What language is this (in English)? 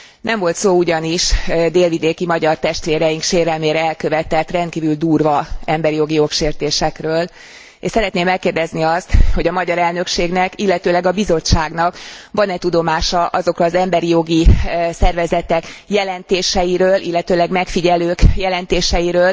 Hungarian